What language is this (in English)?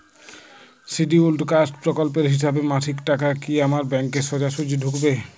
Bangla